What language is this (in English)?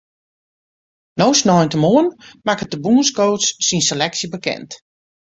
Western Frisian